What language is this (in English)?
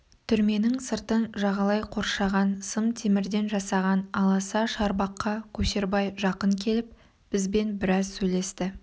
Kazakh